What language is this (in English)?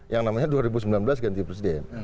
Indonesian